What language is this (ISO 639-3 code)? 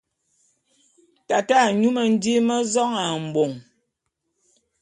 bum